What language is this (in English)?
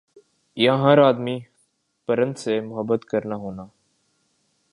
Urdu